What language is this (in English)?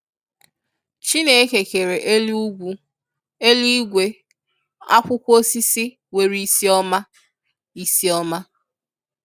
Igbo